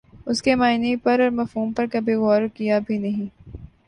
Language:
Urdu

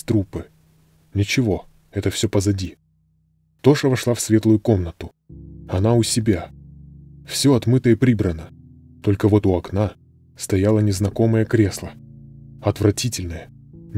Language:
Russian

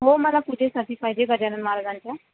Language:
Marathi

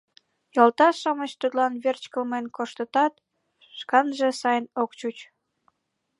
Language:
Mari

